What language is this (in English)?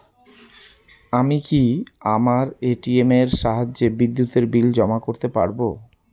Bangla